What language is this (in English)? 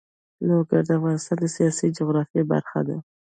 Pashto